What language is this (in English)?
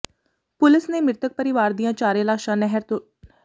Punjabi